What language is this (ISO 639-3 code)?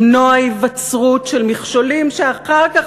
heb